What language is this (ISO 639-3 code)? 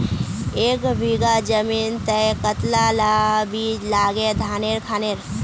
mag